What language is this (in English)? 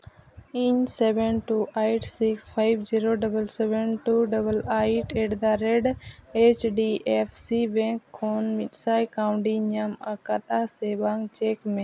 Santali